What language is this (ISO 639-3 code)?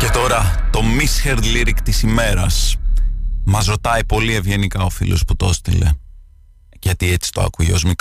ell